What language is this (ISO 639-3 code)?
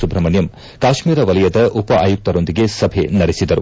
kan